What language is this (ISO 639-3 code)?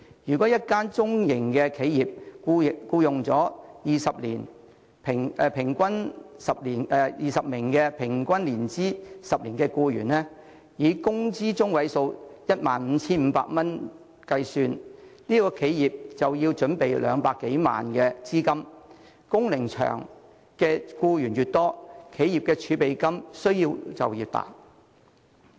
yue